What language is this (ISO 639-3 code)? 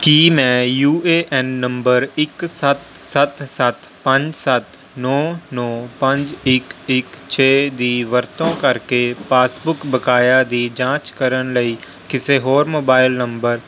pan